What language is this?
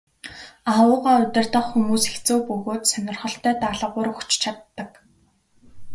Mongolian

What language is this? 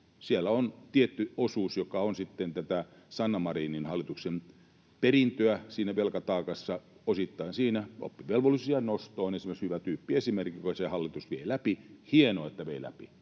Finnish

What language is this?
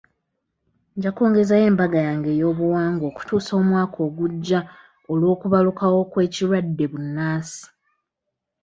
Ganda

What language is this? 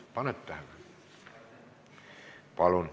Estonian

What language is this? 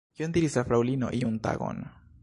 Esperanto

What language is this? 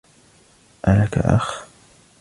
Arabic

